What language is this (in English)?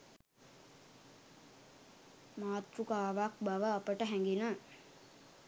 Sinhala